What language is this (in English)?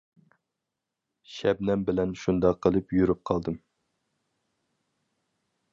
Uyghur